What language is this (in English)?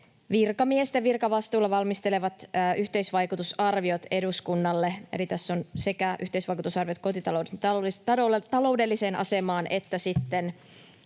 Finnish